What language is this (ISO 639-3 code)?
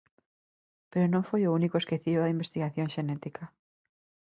glg